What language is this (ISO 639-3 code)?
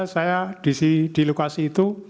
ind